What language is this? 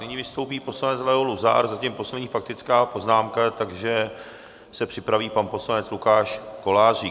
Czech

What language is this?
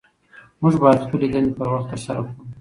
Pashto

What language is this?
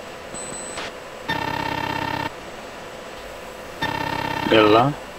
Greek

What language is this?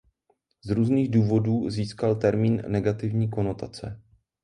Czech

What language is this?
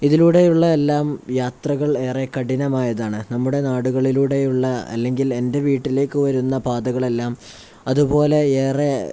Malayalam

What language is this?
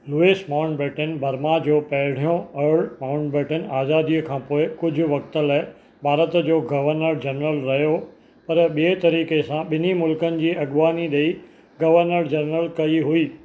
Sindhi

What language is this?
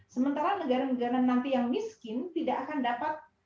Indonesian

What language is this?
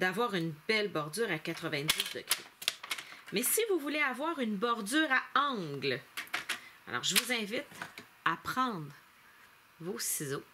French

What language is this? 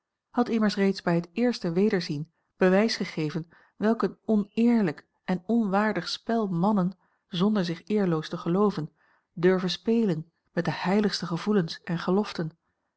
Dutch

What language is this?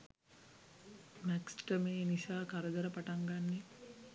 Sinhala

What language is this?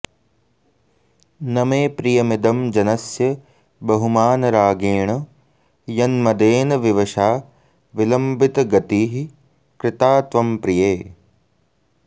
Sanskrit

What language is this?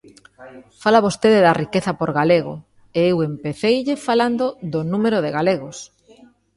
Galician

